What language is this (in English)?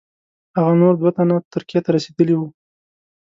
Pashto